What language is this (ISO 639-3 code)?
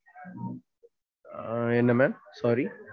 tam